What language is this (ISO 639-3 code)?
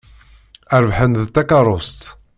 kab